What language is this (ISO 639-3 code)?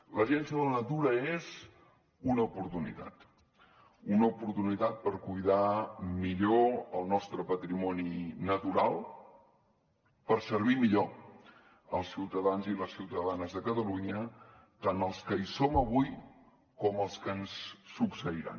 cat